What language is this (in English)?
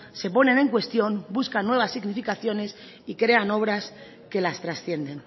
Spanish